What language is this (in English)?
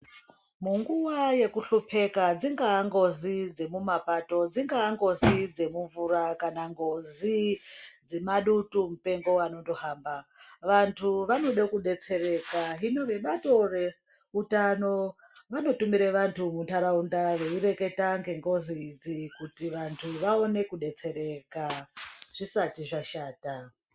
Ndau